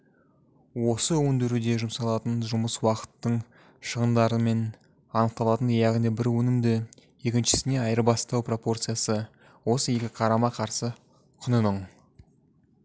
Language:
Kazakh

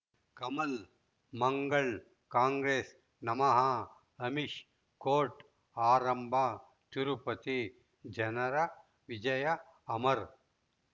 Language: Kannada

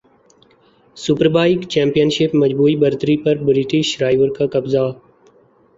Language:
Urdu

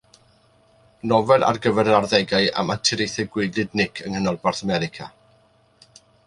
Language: Welsh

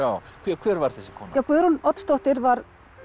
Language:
Icelandic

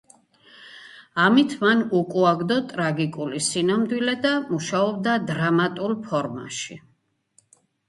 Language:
Georgian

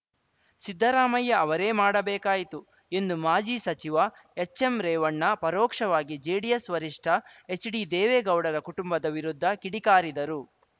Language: Kannada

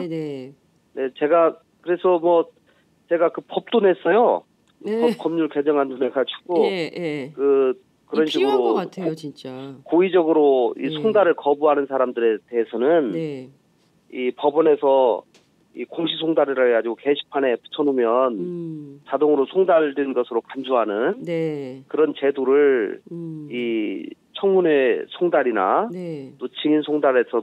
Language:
Korean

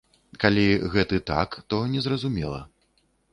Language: Belarusian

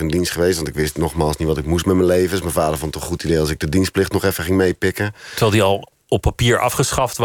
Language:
Dutch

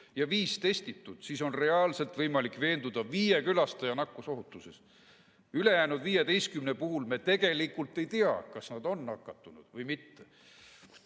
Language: Estonian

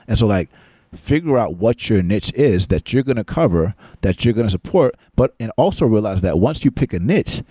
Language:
English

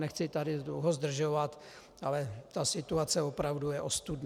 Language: Czech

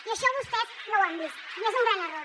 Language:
Catalan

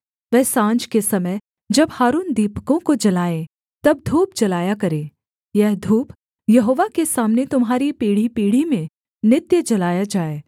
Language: Hindi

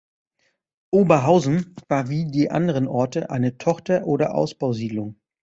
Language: German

